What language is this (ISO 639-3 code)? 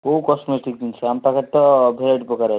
ori